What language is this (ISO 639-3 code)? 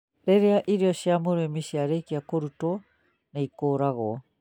kik